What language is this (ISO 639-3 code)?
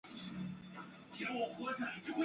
zho